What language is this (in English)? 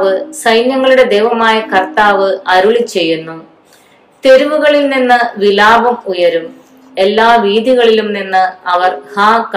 Malayalam